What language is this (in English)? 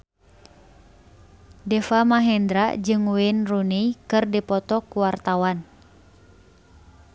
Sundanese